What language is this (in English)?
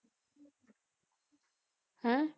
Punjabi